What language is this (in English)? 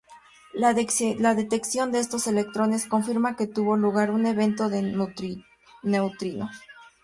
Spanish